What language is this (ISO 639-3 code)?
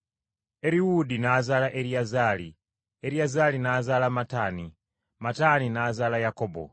lug